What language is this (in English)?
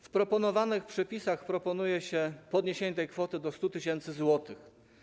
Polish